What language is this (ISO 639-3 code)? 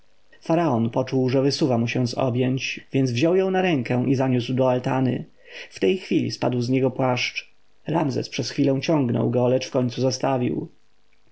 pol